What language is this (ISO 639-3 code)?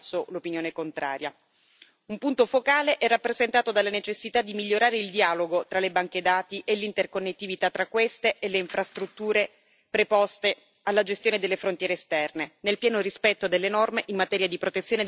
ita